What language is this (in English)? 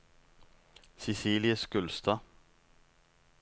Norwegian